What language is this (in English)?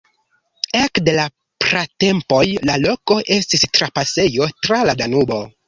Esperanto